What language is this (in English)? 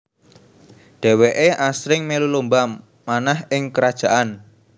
Javanese